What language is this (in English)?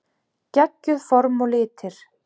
Icelandic